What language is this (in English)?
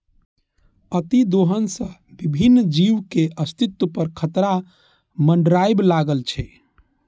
Maithili